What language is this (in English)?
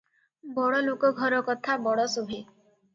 Odia